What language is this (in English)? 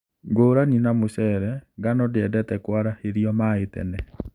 Kikuyu